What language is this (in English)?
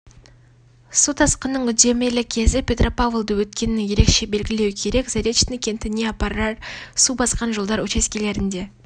Kazakh